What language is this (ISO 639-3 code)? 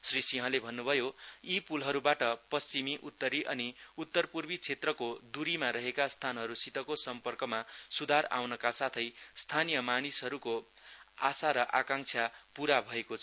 nep